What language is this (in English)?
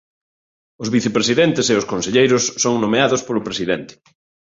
Galician